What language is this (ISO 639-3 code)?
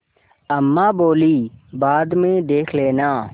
hin